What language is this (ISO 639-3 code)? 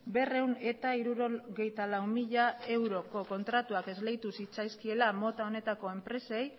eus